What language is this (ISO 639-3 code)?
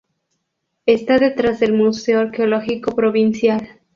spa